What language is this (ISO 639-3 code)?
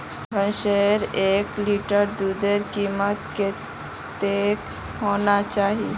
mag